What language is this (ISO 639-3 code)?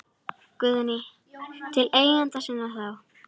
isl